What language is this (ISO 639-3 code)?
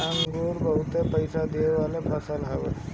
bho